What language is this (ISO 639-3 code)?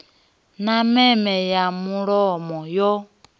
ven